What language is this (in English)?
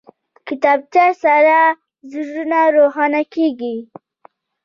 Pashto